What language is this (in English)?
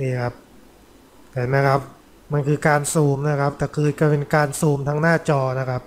Thai